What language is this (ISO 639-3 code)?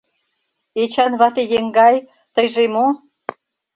chm